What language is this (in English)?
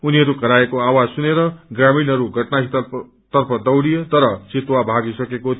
Nepali